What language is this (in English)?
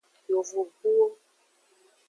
Aja (Benin)